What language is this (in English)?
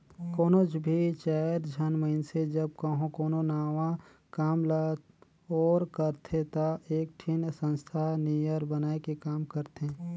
Chhattisgarhi